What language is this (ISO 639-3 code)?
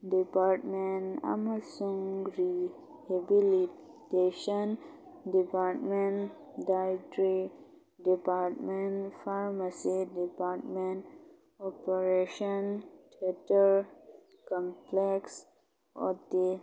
mni